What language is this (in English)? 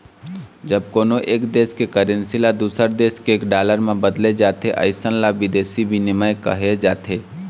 Chhattisgarhi